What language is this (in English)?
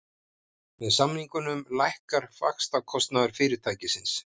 Icelandic